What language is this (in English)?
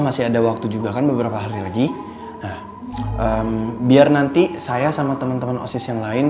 Indonesian